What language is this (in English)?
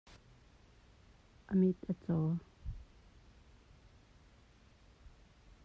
Hakha Chin